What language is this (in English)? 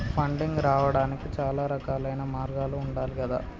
Telugu